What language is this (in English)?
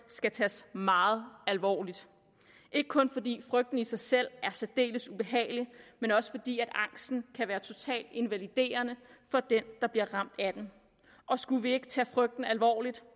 Danish